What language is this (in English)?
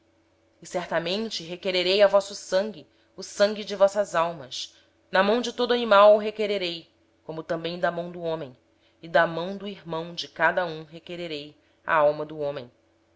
Portuguese